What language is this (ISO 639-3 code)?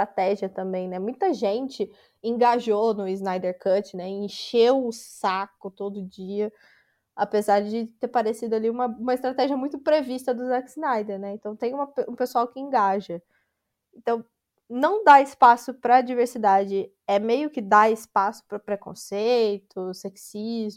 por